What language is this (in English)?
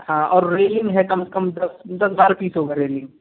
Hindi